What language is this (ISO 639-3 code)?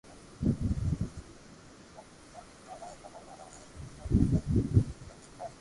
lrk